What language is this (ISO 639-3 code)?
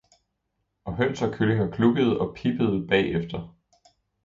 dan